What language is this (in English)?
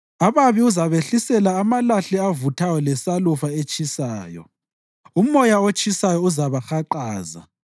North Ndebele